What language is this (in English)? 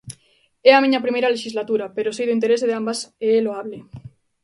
Galician